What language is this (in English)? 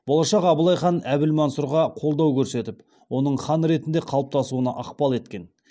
Kazakh